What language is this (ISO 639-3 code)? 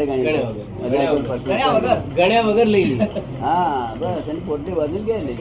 guj